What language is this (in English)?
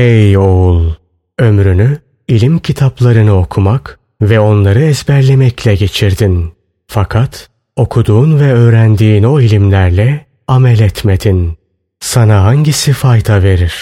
Turkish